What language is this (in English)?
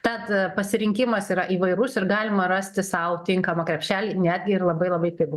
Lithuanian